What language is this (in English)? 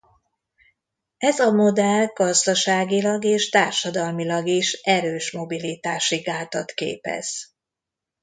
Hungarian